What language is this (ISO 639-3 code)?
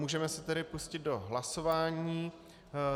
ces